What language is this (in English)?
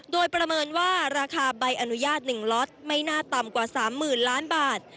Thai